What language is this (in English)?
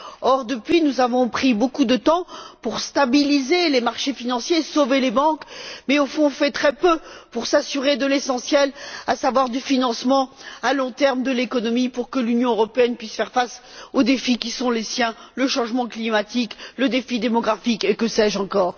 French